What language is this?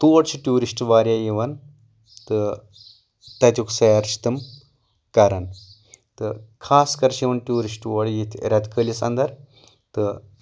Kashmiri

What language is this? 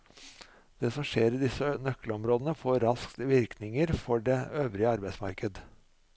Norwegian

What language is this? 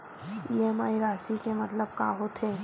Chhattisgarhi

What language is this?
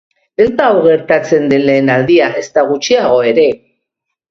Basque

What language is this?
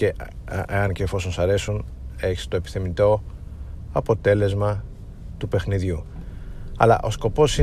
Greek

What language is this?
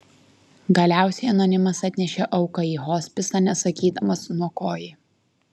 Lithuanian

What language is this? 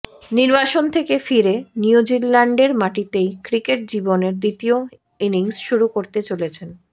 Bangla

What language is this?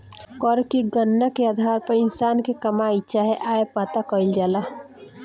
Bhojpuri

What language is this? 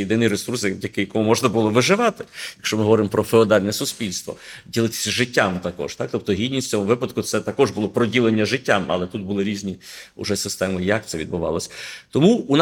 Ukrainian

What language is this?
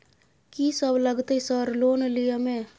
Maithili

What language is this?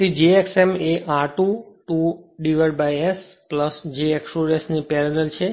Gujarati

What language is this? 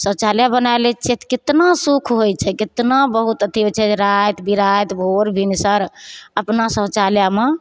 Maithili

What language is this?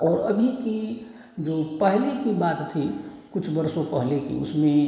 Hindi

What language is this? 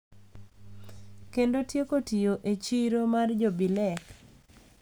Luo (Kenya and Tanzania)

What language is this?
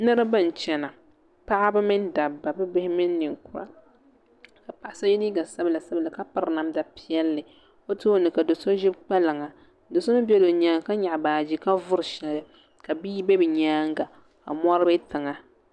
Dagbani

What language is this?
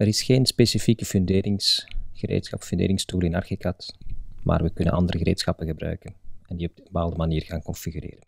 Dutch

